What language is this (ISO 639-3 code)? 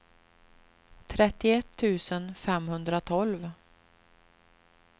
swe